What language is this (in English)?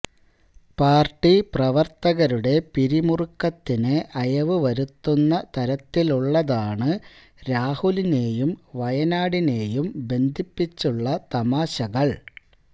Malayalam